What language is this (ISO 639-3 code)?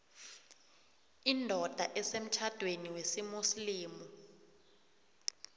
nbl